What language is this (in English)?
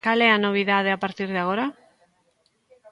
Galician